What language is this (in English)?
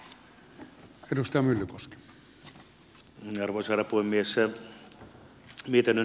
Finnish